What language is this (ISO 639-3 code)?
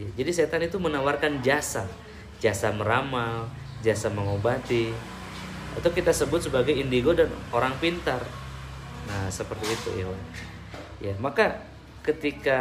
ind